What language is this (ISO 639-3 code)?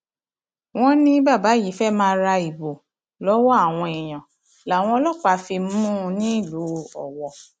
yor